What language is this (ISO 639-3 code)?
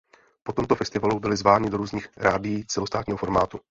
ces